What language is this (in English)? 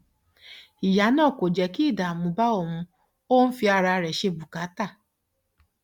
Yoruba